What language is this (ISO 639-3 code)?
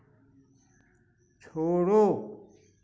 hin